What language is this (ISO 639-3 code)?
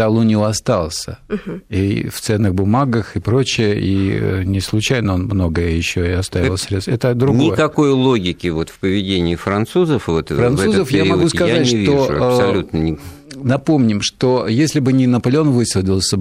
rus